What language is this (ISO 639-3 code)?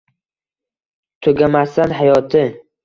uzb